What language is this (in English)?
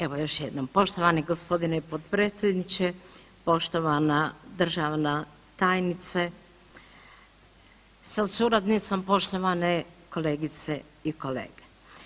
Croatian